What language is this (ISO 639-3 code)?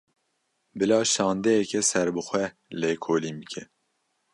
kur